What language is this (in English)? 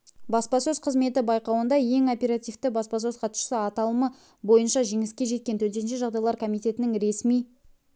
Kazakh